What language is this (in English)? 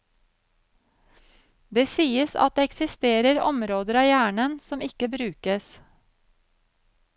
Norwegian